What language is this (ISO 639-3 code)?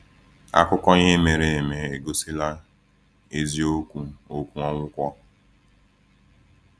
ibo